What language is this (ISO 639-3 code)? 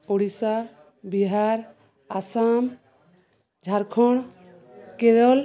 ori